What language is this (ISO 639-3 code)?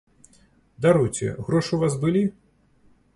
bel